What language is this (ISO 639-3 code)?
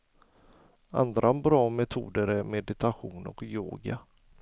swe